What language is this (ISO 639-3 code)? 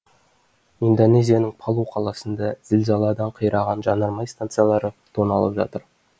kaz